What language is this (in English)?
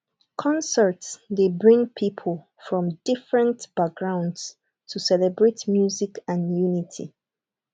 Nigerian Pidgin